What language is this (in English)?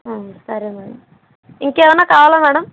Telugu